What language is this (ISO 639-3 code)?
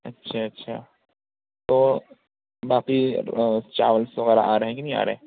urd